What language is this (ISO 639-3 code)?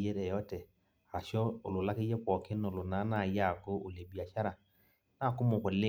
mas